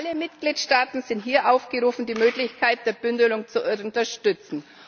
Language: German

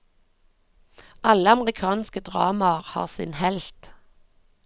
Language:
Norwegian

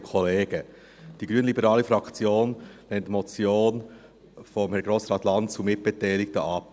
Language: Swiss German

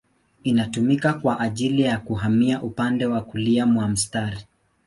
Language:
Swahili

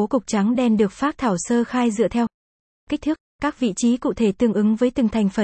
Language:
Vietnamese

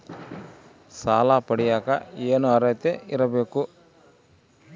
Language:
Kannada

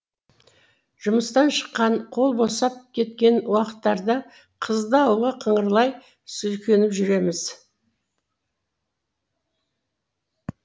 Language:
Kazakh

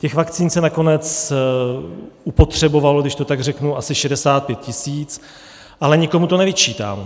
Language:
Czech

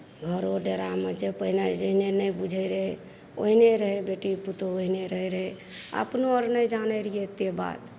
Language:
Maithili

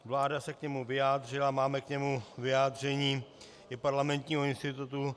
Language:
Czech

